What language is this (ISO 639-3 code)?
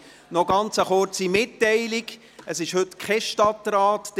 gsw